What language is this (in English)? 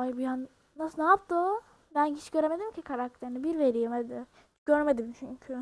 Turkish